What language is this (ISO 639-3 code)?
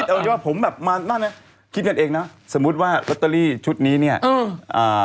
tha